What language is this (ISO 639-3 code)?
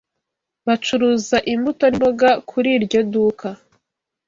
kin